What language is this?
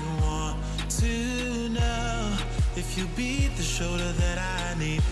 English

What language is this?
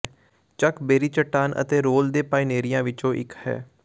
Punjabi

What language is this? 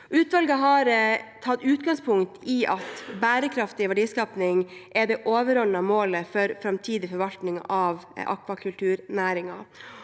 Norwegian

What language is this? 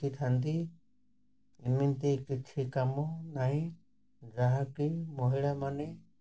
Odia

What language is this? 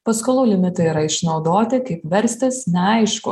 Lithuanian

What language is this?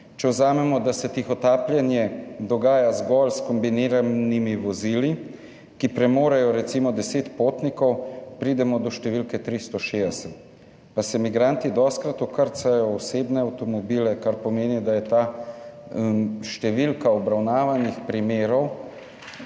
Slovenian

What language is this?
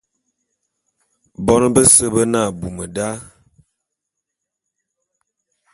Bulu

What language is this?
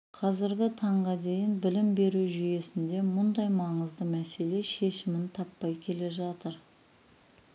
Kazakh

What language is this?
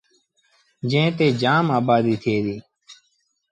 Sindhi Bhil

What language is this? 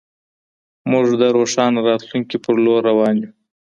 Pashto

